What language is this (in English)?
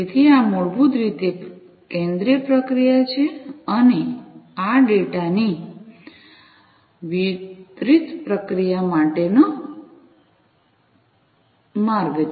Gujarati